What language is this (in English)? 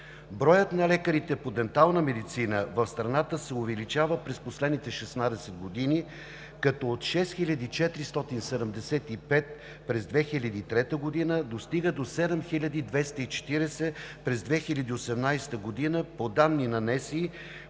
Bulgarian